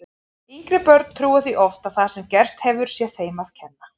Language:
Icelandic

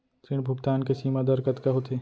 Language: Chhattisgarhi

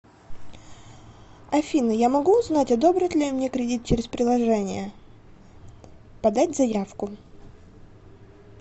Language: Russian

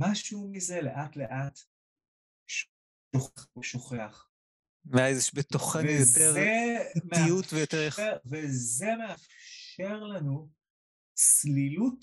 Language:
Hebrew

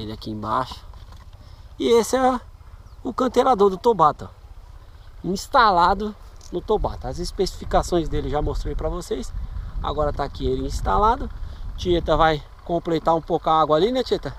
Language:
Portuguese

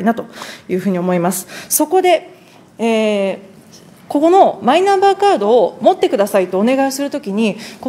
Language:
Japanese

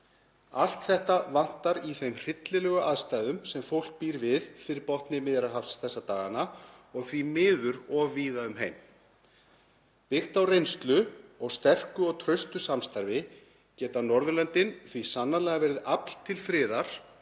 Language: Icelandic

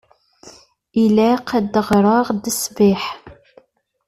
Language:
Kabyle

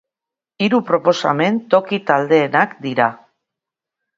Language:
Basque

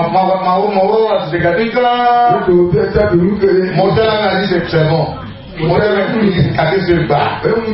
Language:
French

